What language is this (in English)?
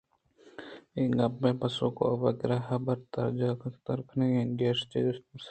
Eastern Balochi